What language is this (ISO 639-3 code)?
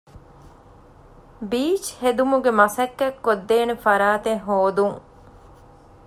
div